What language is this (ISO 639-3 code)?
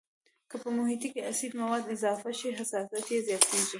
pus